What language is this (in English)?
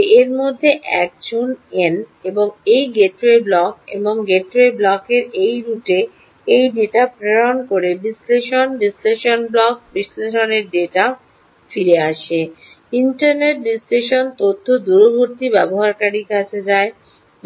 Bangla